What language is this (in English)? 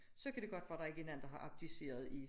Danish